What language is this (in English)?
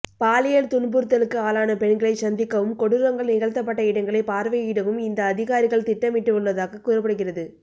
Tamil